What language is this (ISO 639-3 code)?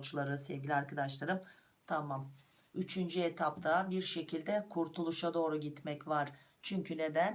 tur